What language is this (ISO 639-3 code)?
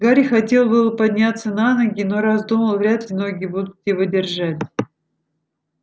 rus